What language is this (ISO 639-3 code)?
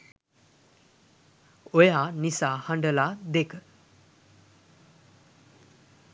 sin